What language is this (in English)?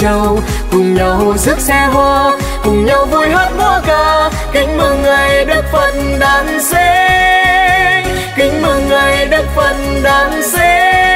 Vietnamese